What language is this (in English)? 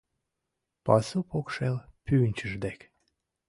Mari